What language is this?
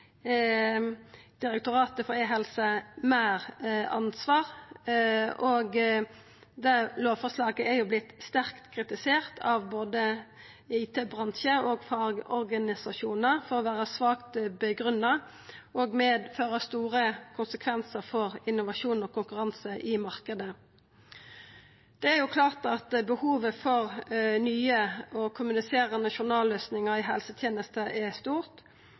Norwegian Nynorsk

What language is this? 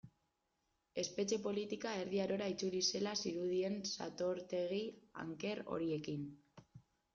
Basque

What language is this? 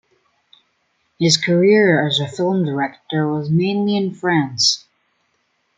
English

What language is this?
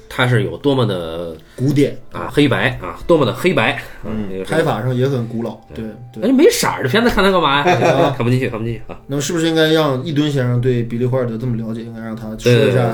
Chinese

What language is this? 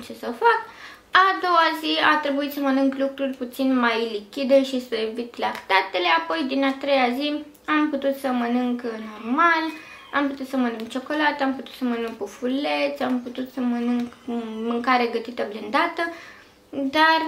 Romanian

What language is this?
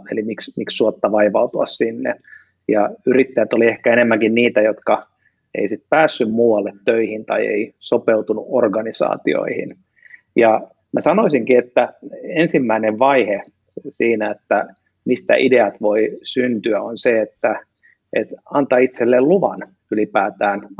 Finnish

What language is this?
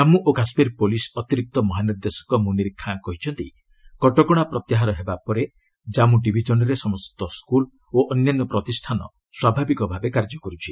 Odia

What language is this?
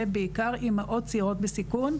Hebrew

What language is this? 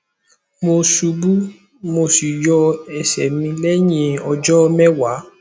Yoruba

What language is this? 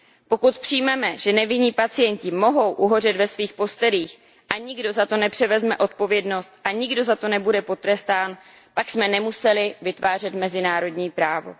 Czech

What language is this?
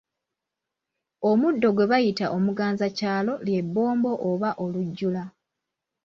Ganda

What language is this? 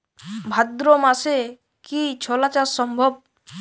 Bangla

